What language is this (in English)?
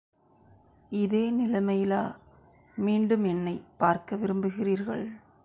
Tamil